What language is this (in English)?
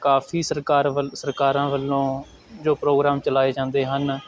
Punjabi